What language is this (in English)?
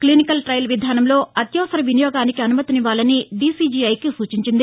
Telugu